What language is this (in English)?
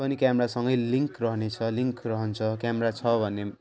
Nepali